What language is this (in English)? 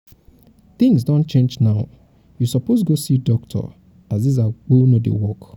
Nigerian Pidgin